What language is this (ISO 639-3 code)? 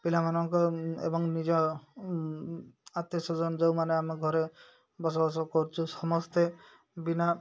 ori